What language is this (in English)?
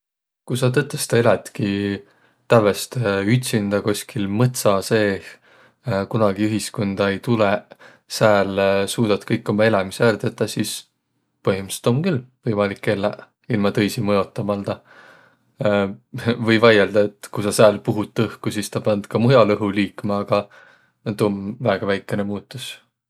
Võro